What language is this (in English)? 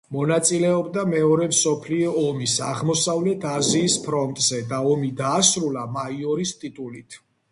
Georgian